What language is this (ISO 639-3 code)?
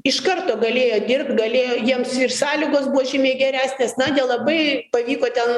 lit